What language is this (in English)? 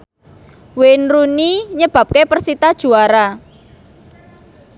Javanese